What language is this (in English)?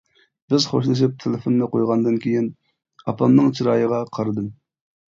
Uyghur